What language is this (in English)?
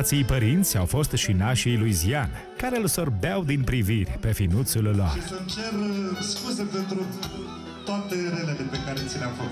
Romanian